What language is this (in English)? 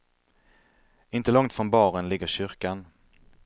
Swedish